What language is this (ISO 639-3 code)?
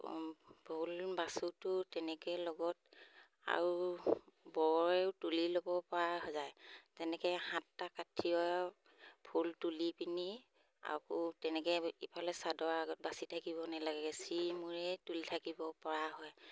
asm